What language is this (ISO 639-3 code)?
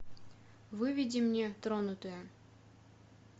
rus